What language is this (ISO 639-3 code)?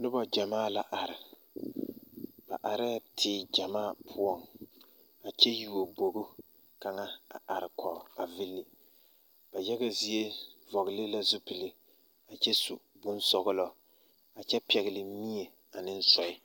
dga